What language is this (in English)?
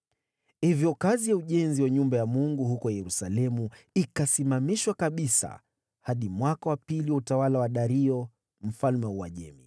Swahili